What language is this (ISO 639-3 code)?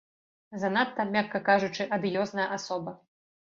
bel